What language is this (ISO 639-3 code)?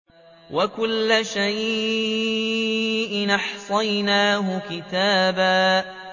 ara